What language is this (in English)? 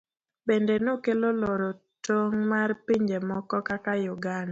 Luo (Kenya and Tanzania)